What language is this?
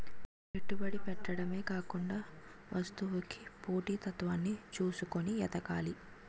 Telugu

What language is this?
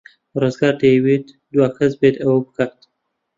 Central Kurdish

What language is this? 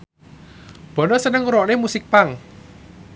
Javanese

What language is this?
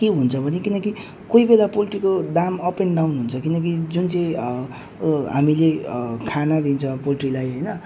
Nepali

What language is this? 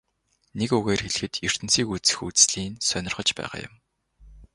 Mongolian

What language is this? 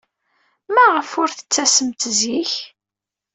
Kabyle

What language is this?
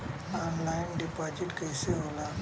Bhojpuri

